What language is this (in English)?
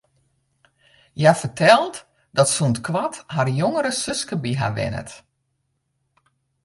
Western Frisian